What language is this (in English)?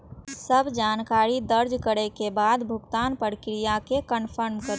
Maithili